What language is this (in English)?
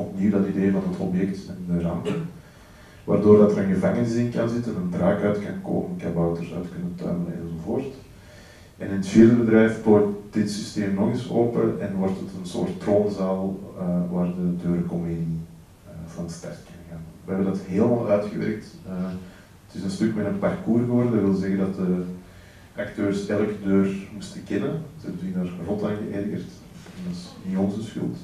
Dutch